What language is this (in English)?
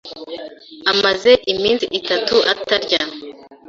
Kinyarwanda